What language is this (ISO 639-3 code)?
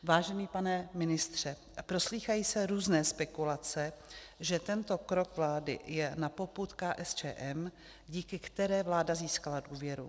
ces